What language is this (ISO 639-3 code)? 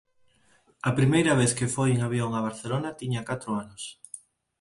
glg